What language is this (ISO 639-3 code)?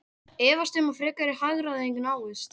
isl